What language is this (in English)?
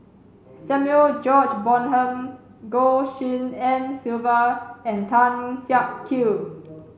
English